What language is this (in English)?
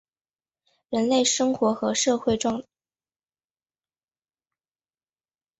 Chinese